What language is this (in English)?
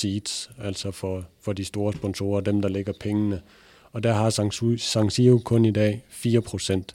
Danish